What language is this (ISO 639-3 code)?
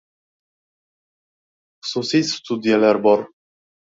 uzb